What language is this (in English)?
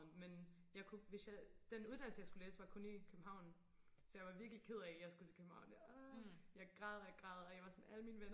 Danish